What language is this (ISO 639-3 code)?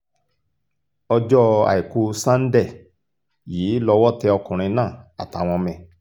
yor